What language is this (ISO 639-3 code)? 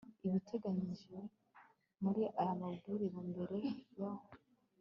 kin